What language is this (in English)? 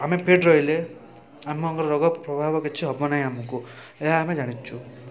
Odia